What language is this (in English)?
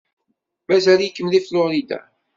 Kabyle